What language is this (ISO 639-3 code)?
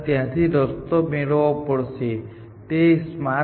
guj